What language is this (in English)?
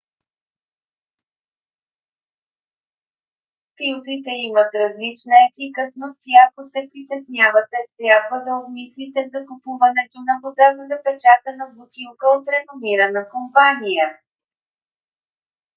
Bulgarian